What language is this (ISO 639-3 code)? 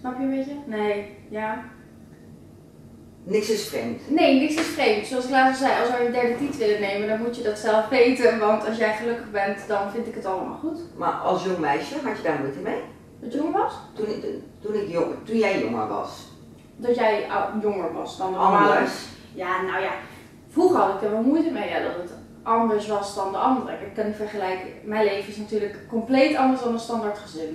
nld